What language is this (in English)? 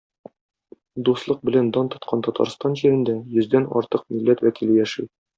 Tatar